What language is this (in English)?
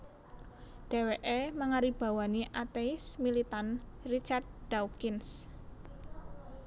Javanese